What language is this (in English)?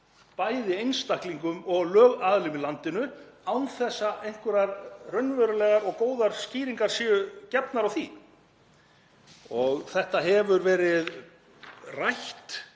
Icelandic